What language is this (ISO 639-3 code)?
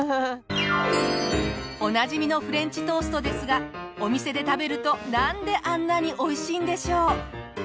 jpn